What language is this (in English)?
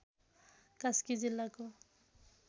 Nepali